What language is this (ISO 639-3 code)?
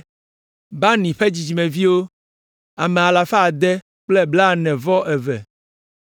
ewe